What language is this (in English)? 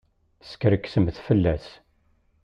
Kabyle